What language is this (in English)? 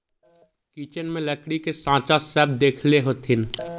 Magahi